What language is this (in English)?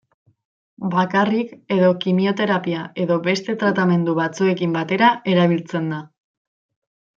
Basque